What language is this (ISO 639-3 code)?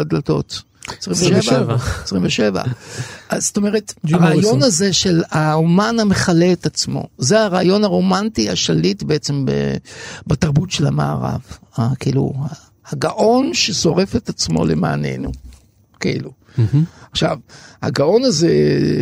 heb